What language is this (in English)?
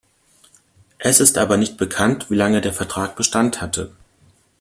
German